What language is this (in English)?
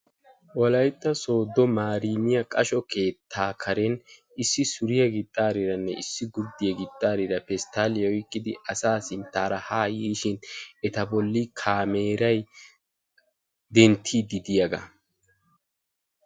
Wolaytta